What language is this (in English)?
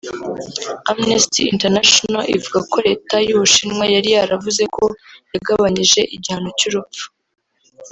Kinyarwanda